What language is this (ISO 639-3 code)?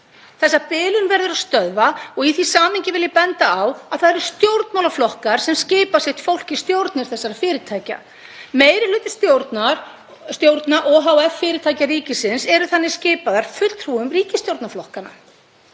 isl